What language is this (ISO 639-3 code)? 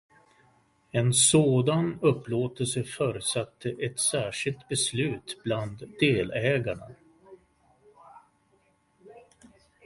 swe